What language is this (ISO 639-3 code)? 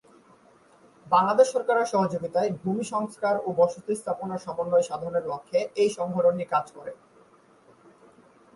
ben